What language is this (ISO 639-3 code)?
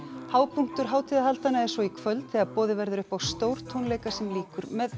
isl